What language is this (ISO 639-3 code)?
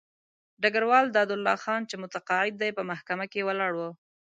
pus